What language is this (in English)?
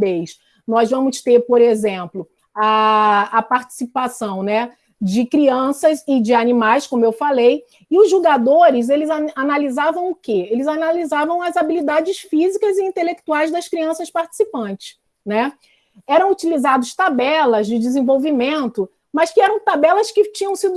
Portuguese